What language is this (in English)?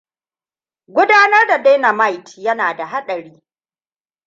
Hausa